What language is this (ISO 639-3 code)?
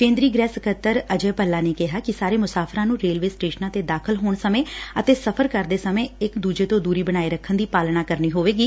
pan